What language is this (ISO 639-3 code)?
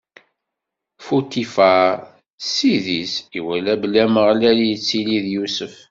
kab